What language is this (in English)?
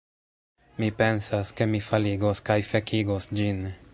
Esperanto